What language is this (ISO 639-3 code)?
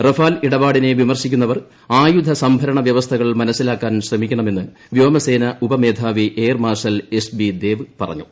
mal